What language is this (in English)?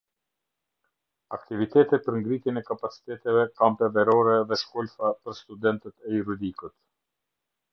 Albanian